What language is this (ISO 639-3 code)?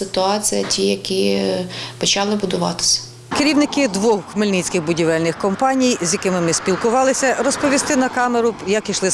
ukr